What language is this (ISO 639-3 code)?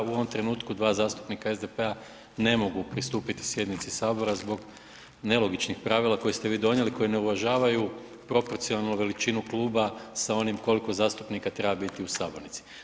hrv